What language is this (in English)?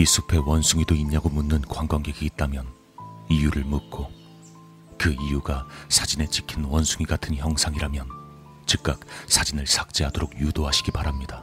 Korean